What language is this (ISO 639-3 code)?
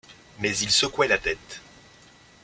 fra